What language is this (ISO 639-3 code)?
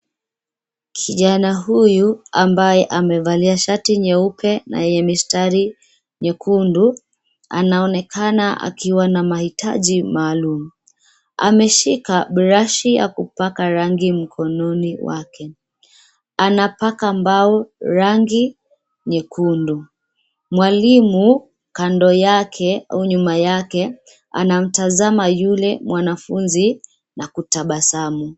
swa